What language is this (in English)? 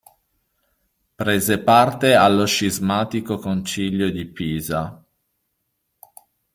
Italian